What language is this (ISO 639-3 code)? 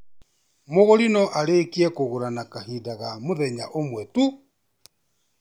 kik